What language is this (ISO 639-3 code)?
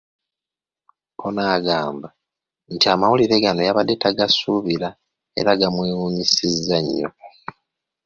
lug